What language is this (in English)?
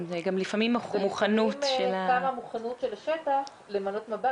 Hebrew